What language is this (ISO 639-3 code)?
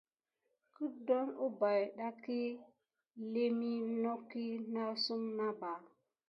gid